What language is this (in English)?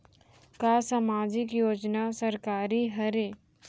Chhattisgarhi